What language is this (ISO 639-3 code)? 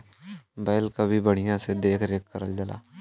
bho